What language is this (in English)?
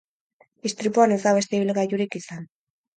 Basque